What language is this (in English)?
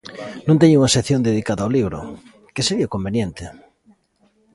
Galician